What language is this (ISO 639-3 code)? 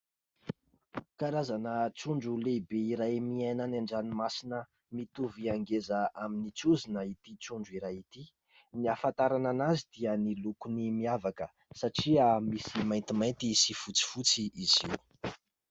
mlg